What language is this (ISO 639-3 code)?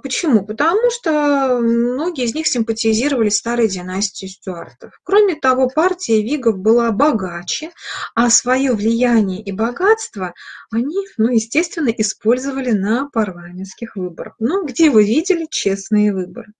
rus